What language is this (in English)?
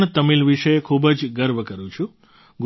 Gujarati